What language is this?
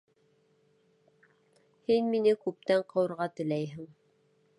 Bashkir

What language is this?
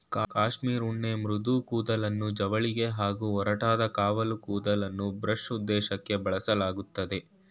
Kannada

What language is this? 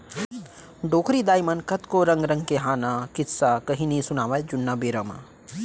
Chhattisgarhi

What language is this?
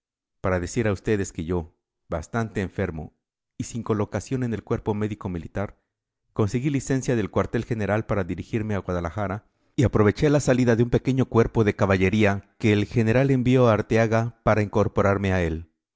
Spanish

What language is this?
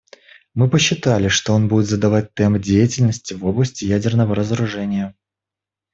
Russian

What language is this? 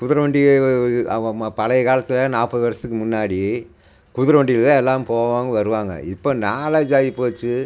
Tamil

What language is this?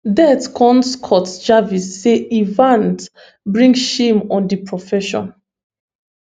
Nigerian Pidgin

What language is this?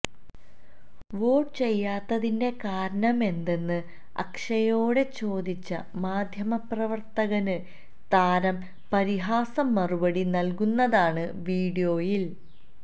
Malayalam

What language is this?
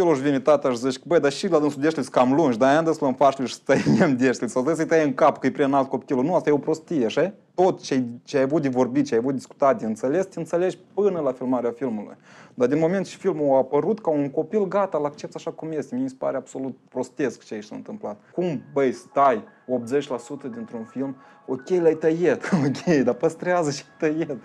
Romanian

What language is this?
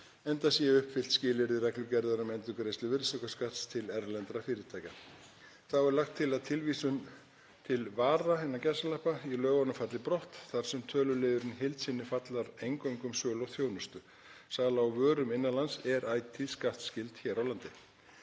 Icelandic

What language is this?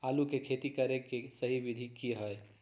Magahi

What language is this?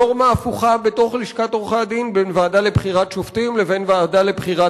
Hebrew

